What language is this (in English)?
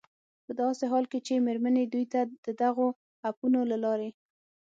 Pashto